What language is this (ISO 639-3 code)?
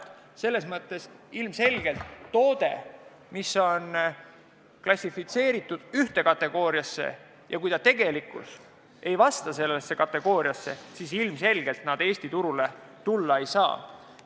est